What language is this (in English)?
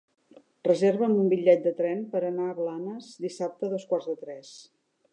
Catalan